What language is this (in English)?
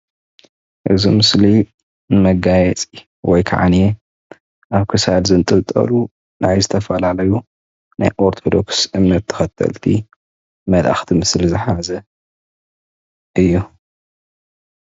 Tigrinya